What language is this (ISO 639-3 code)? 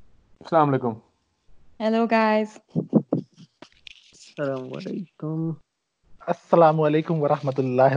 urd